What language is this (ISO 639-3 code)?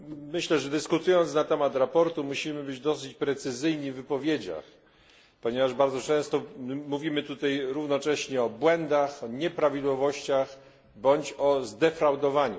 pol